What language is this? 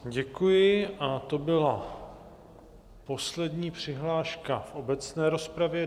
Czech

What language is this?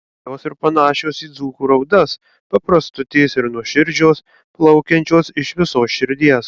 Lithuanian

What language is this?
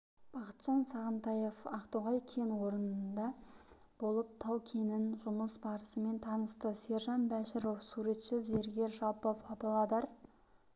Kazakh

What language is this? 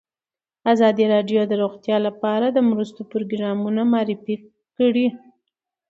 Pashto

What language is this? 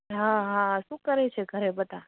Gujarati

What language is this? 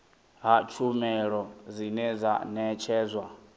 Venda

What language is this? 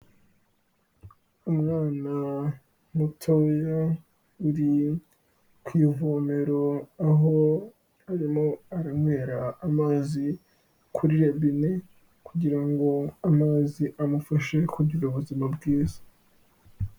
Kinyarwanda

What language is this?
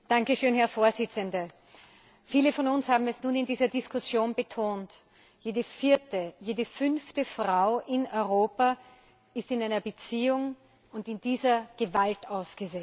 German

